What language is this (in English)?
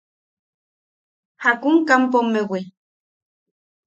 Yaqui